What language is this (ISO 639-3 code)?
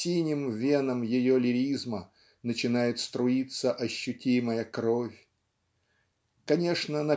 rus